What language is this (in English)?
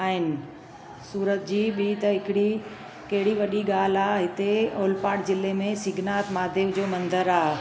Sindhi